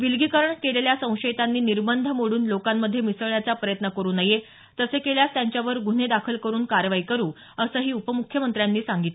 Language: Marathi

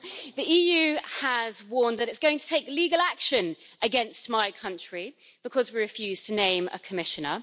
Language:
English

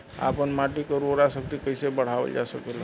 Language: Bhojpuri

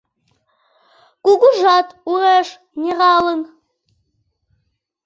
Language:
Mari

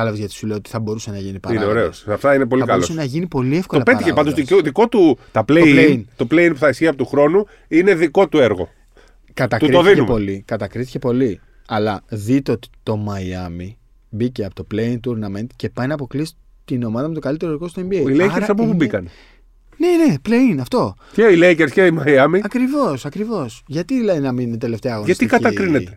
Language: Greek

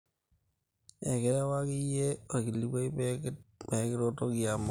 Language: Masai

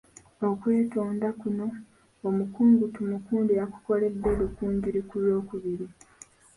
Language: Ganda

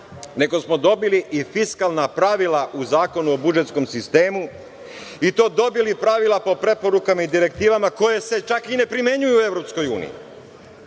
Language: Serbian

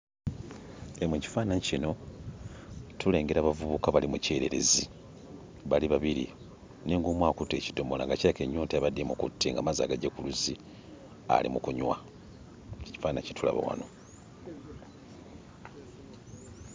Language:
Ganda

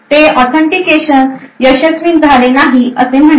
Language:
Marathi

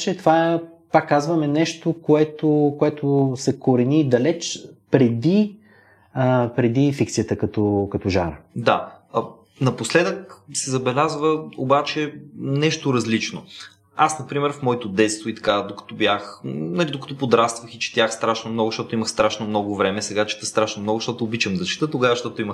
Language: Bulgarian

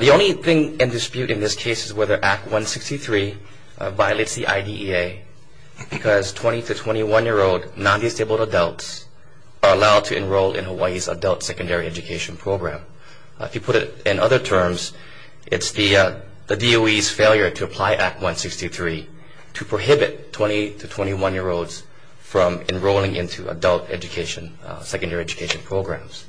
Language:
English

